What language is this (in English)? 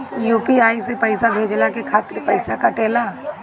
Bhojpuri